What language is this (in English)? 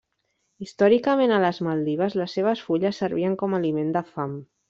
Catalan